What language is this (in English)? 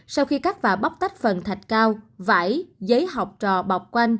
Vietnamese